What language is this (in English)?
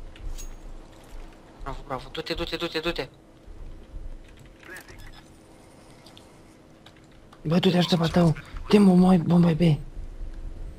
Romanian